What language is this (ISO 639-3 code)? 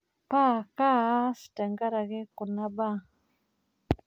mas